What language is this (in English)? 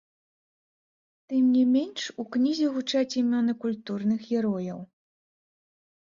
Belarusian